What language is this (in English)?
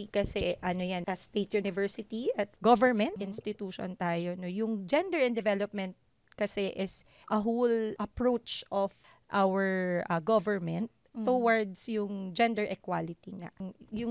Filipino